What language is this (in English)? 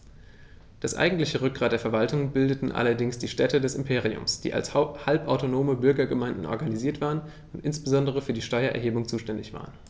German